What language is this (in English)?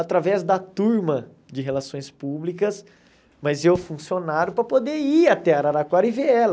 Portuguese